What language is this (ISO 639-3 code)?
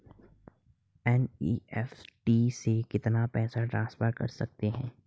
hin